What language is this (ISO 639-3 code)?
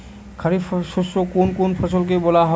ben